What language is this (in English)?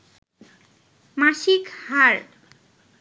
Bangla